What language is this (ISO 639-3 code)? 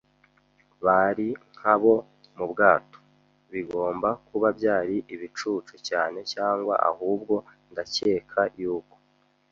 kin